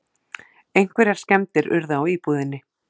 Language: Icelandic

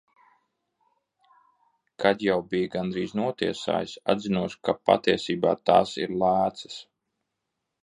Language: Latvian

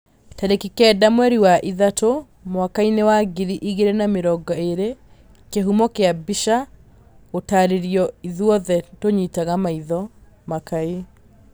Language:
Kikuyu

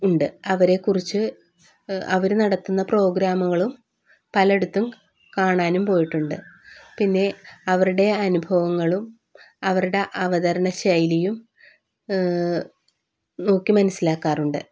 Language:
Malayalam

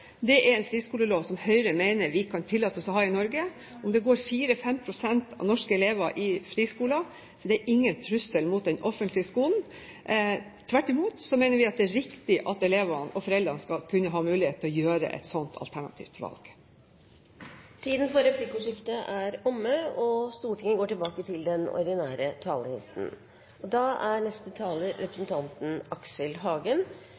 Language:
Norwegian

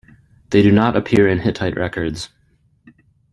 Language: English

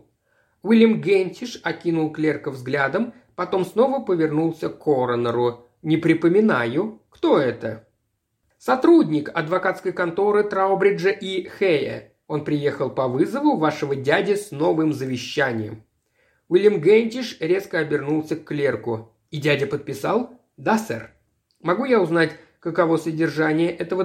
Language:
Russian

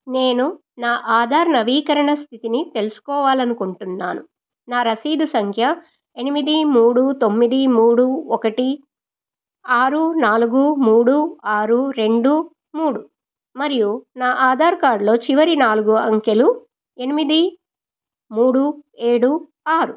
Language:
Telugu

